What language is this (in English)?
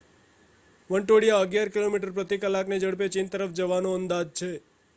Gujarati